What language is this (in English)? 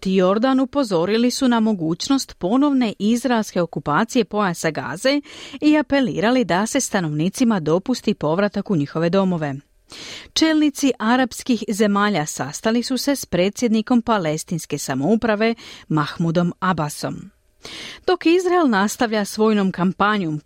Croatian